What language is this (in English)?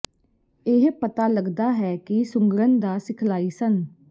Punjabi